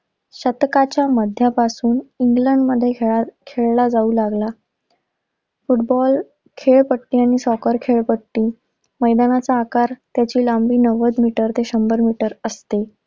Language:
Marathi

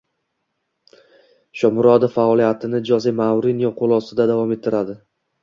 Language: Uzbek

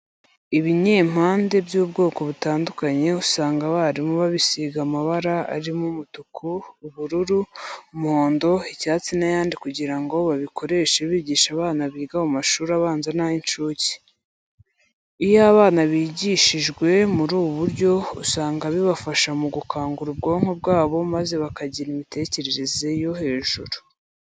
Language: Kinyarwanda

